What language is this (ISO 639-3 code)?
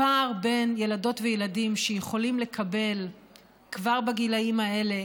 heb